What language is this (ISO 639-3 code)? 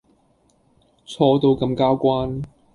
yue